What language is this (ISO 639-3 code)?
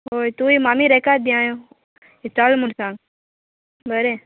kok